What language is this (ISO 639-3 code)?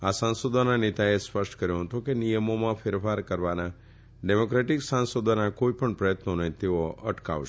guj